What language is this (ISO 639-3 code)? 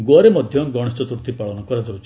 ori